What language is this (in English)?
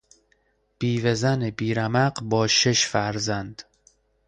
Persian